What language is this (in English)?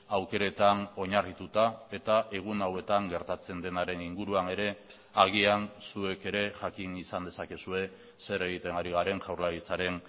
Basque